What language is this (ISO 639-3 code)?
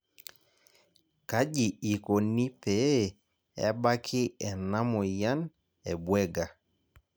mas